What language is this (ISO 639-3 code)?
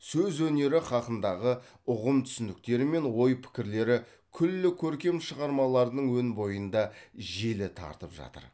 kaz